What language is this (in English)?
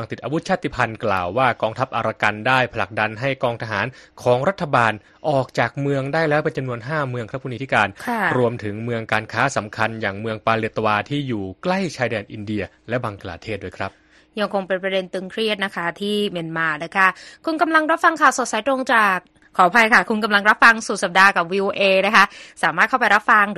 Thai